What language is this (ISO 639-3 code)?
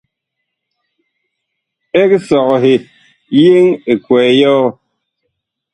bkh